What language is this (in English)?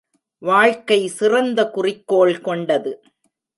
Tamil